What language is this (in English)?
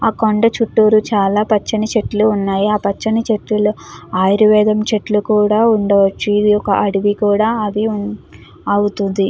Telugu